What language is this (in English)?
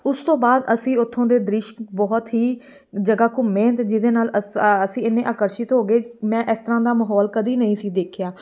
Punjabi